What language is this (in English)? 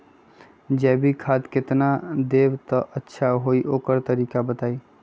Magahi